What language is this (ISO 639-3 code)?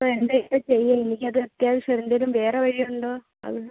mal